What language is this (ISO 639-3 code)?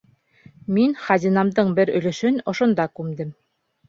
bak